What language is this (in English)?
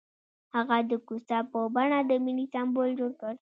Pashto